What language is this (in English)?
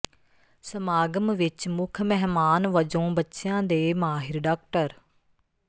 Punjabi